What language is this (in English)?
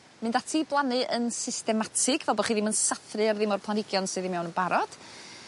Welsh